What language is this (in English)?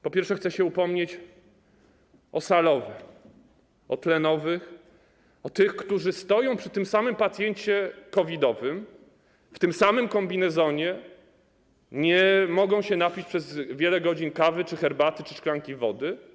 Polish